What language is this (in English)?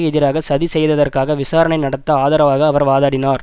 Tamil